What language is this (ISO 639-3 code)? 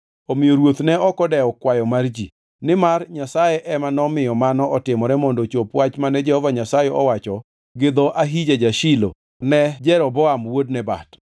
luo